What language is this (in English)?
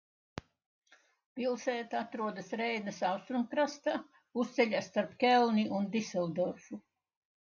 Latvian